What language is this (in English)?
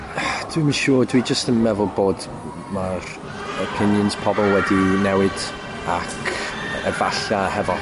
Welsh